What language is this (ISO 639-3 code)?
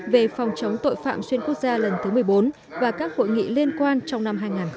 vie